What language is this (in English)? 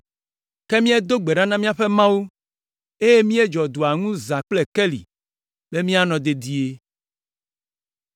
Ewe